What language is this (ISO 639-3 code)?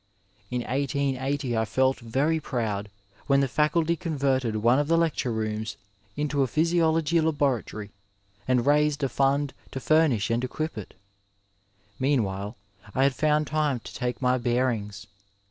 eng